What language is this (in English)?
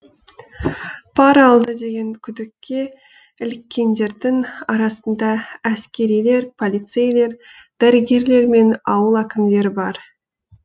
Kazakh